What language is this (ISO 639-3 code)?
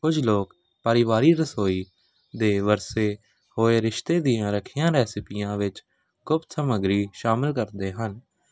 pan